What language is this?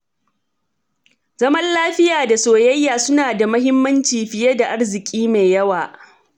Hausa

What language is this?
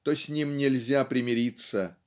Russian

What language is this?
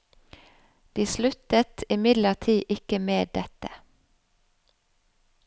Norwegian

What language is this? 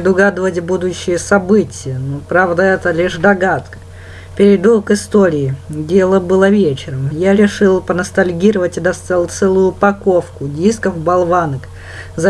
Russian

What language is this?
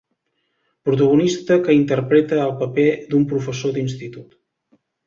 Catalan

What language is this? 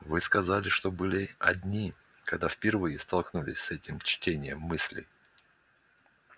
Russian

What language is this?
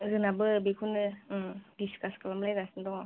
Bodo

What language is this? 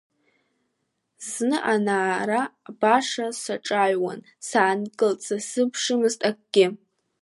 Abkhazian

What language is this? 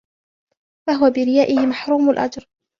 Arabic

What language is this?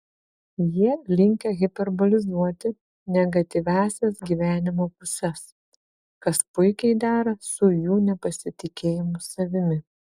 Lithuanian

